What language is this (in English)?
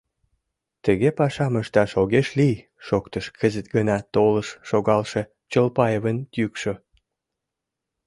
Mari